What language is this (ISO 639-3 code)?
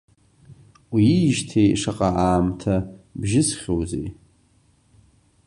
abk